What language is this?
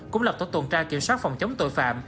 Vietnamese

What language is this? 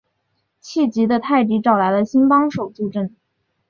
Chinese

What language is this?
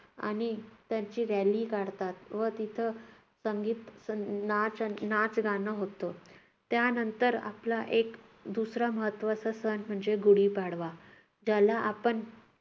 Marathi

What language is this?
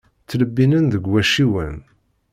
Kabyle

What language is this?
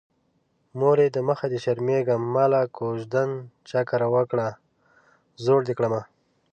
Pashto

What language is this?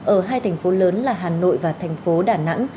Vietnamese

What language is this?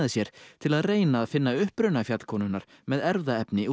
Icelandic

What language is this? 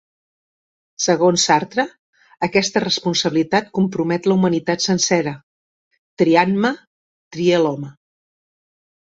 Catalan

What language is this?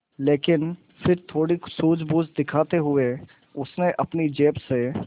Hindi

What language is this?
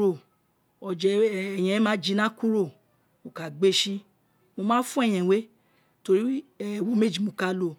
Isekiri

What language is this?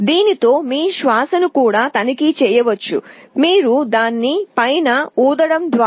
Telugu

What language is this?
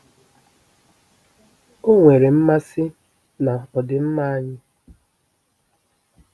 Igbo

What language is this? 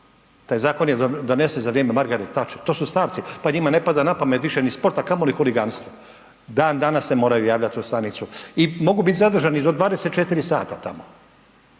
Croatian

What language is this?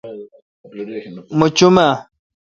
Kalkoti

